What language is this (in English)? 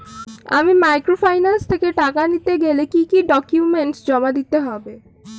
Bangla